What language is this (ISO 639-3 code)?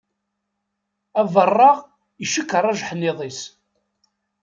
kab